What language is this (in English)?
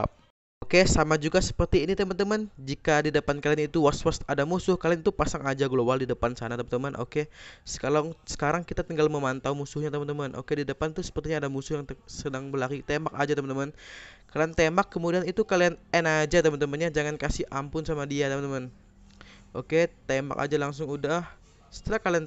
Indonesian